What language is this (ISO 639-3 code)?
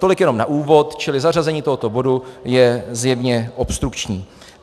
ces